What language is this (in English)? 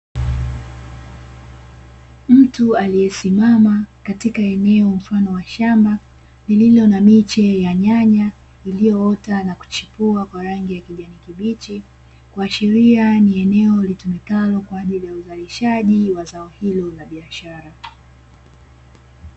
Swahili